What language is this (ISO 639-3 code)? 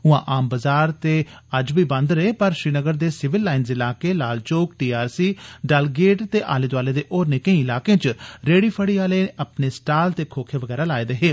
doi